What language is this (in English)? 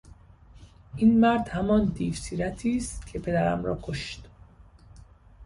Persian